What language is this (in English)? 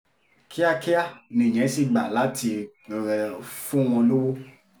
Yoruba